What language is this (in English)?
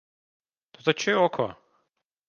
Latvian